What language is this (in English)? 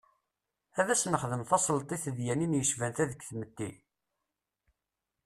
Kabyle